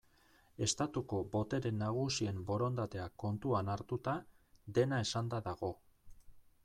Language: Basque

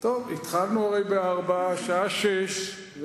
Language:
Hebrew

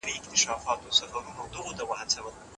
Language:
Pashto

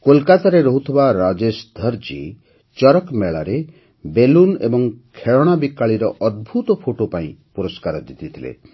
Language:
Odia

